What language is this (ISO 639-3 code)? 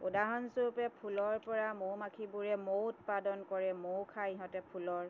asm